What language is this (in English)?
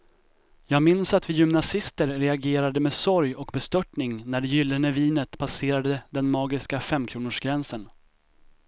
Swedish